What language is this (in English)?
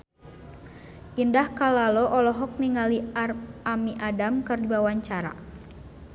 Sundanese